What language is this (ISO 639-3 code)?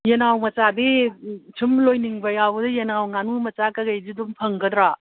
mni